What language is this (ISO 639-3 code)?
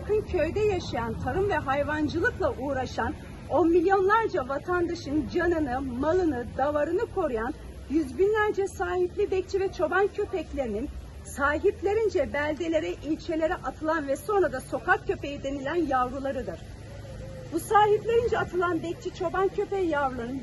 tur